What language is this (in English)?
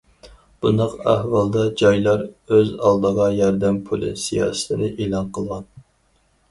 Uyghur